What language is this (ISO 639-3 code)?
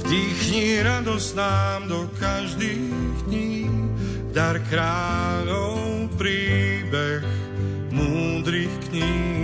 slk